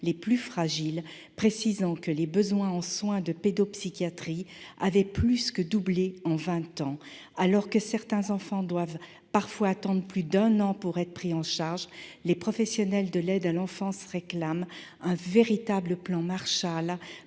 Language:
French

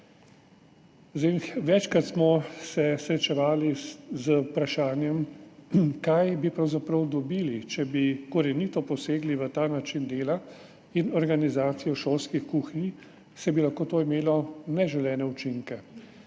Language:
Slovenian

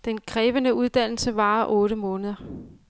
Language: Danish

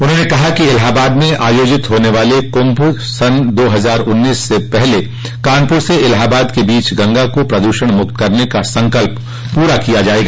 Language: Hindi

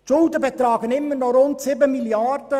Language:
Swiss German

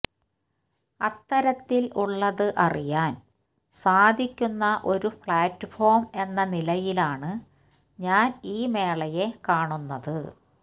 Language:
Malayalam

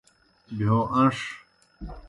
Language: Kohistani Shina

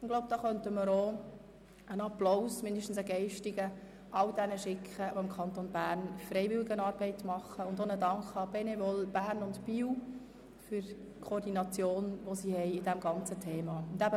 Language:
Swiss German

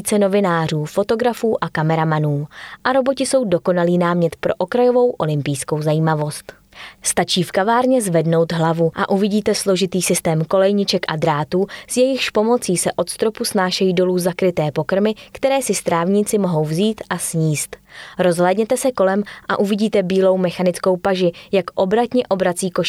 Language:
Czech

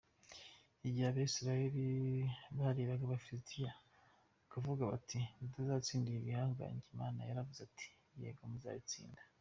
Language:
Kinyarwanda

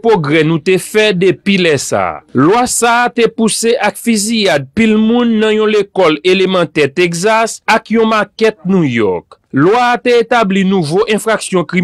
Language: French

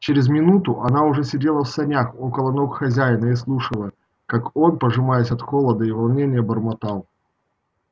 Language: Russian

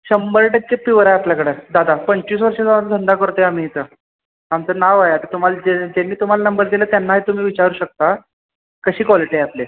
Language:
Marathi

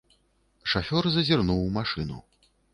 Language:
Belarusian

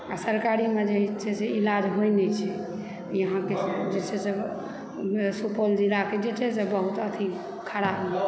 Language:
Maithili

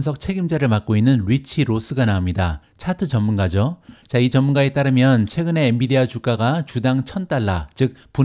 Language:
Korean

